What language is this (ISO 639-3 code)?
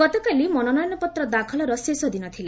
ori